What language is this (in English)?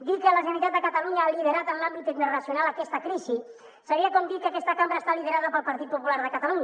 Catalan